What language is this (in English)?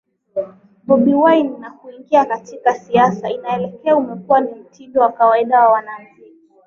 Swahili